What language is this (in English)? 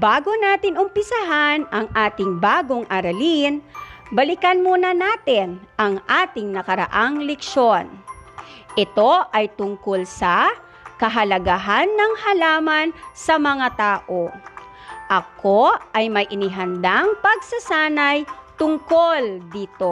Filipino